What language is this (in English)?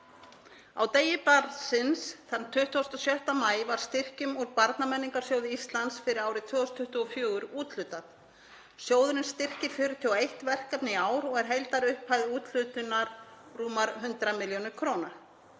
Icelandic